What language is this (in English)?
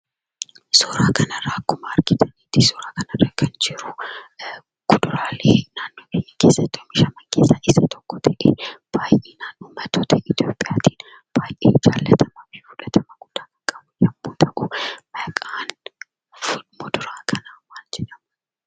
Oromo